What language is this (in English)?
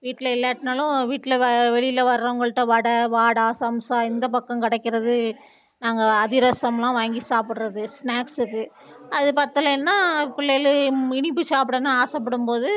Tamil